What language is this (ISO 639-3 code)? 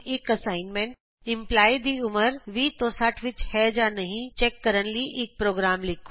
pan